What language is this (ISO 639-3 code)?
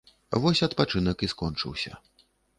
bel